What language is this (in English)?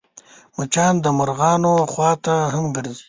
Pashto